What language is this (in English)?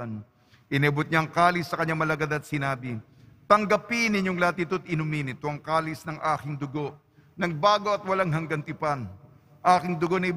Filipino